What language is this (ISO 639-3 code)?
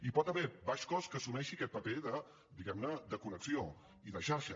cat